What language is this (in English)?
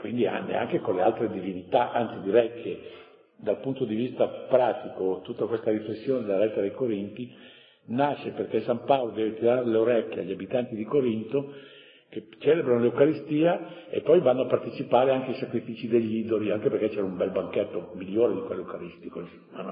Italian